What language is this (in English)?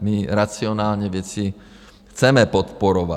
Czech